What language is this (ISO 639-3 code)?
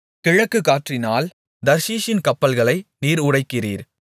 tam